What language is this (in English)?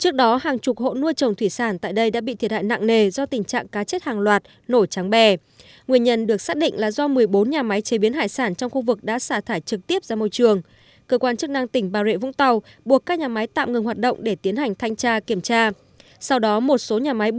Vietnamese